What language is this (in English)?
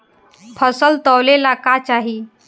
Bhojpuri